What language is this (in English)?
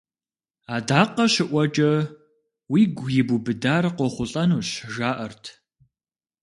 Kabardian